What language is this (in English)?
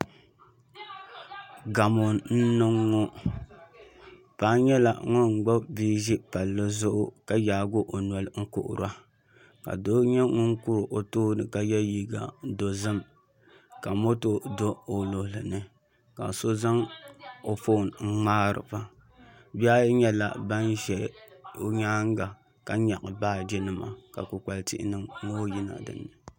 Dagbani